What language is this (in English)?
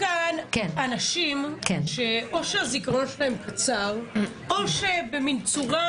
Hebrew